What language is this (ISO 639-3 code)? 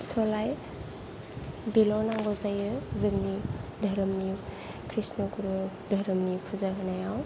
brx